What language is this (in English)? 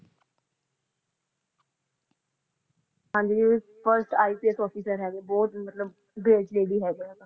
Punjabi